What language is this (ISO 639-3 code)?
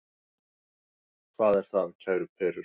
isl